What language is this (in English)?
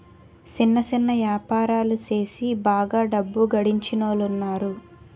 Telugu